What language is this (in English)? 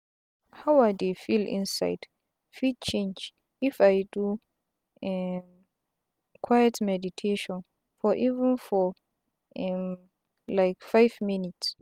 Nigerian Pidgin